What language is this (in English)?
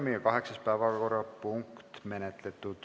Estonian